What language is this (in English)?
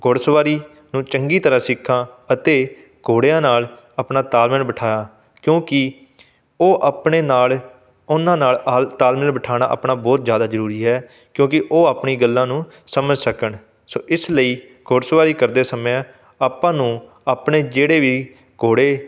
Punjabi